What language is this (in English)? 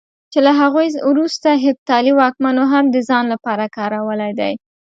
Pashto